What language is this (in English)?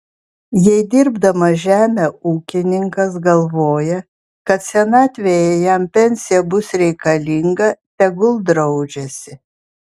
Lithuanian